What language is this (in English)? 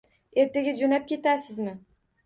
Uzbek